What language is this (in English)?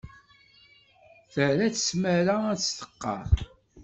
Kabyle